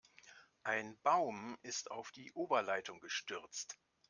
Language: German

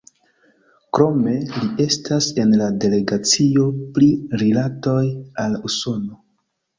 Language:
Esperanto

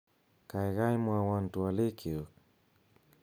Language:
Kalenjin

